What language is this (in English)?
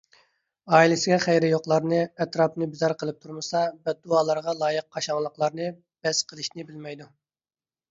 Uyghur